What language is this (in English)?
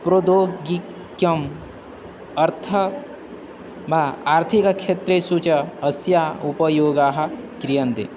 Sanskrit